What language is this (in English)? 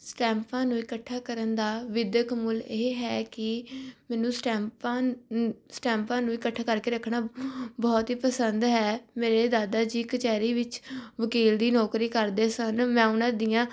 Punjabi